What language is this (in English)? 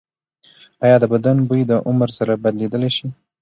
Pashto